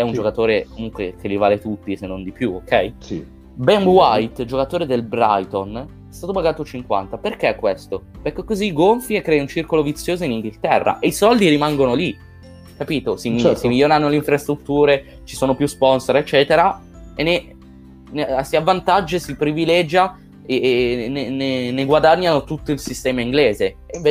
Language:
Italian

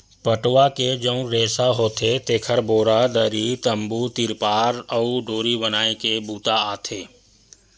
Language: Chhattisgarhi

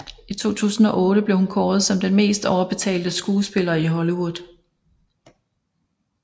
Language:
Danish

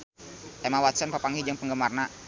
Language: Sundanese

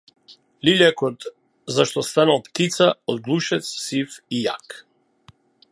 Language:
Macedonian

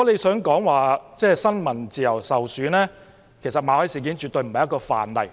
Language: Cantonese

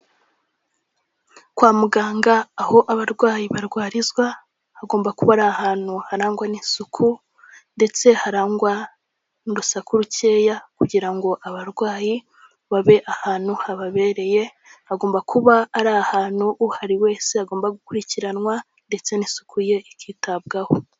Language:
Kinyarwanda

